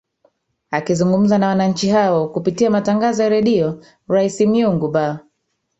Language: Swahili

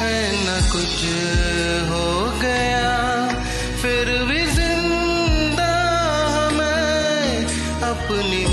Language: Hindi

